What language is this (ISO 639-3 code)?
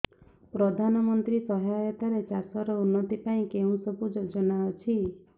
ori